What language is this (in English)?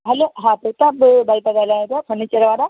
Sindhi